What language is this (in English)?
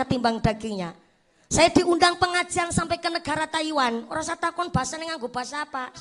Indonesian